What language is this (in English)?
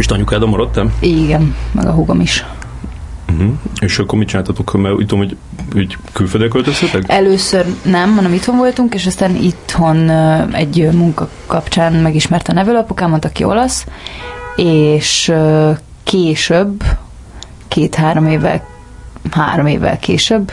Hungarian